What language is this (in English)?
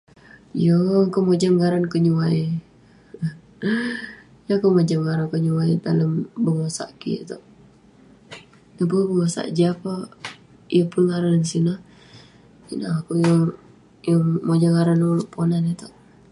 Western Penan